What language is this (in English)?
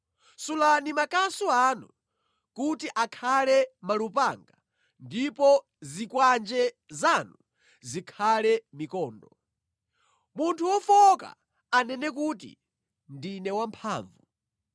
Nyanja